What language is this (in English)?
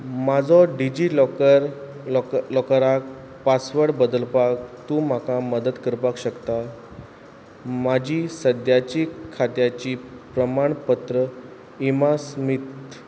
Konkani